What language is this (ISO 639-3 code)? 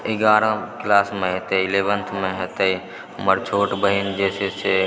mai